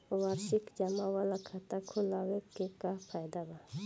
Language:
Bhojpuri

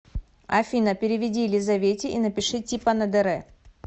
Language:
Russian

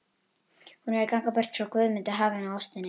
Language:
Icelandic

